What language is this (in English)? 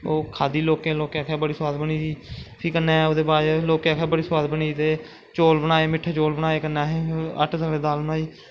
Dogri